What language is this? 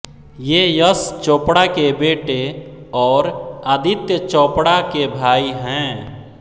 Hindi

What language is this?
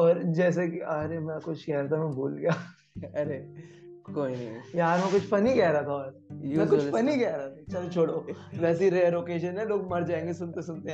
Hindi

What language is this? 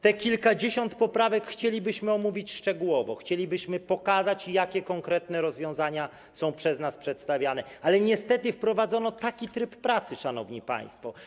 Polish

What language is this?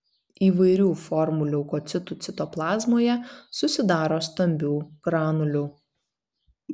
Lithuanian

